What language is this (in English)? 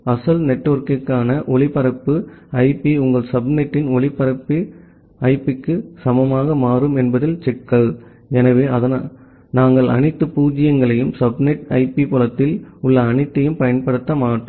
Tamil